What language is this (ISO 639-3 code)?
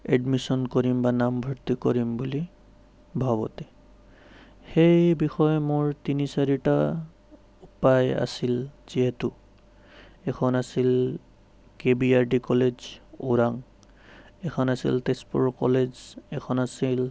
asm